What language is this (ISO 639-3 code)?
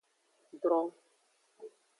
ajg